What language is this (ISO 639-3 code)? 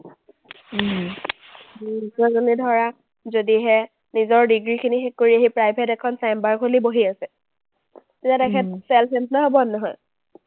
asm